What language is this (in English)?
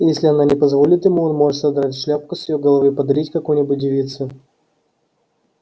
Russian